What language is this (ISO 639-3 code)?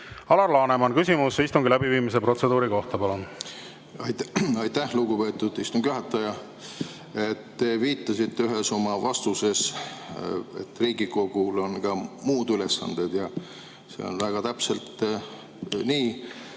est